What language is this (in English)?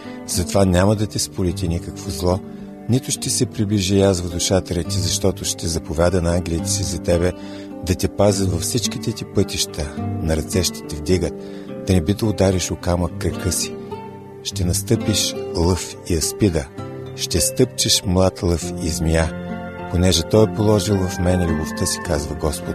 Bulgarian